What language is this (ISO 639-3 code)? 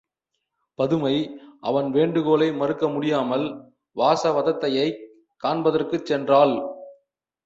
tam